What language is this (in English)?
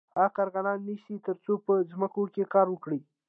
Pashto